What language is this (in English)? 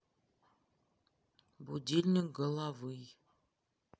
Russian